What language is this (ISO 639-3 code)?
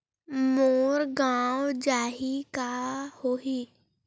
hne